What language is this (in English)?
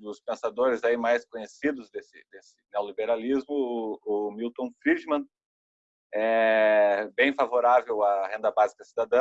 Portuguese